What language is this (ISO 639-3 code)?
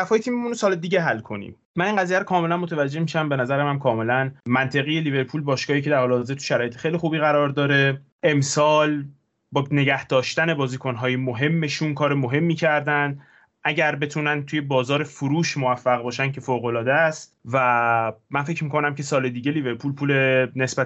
fas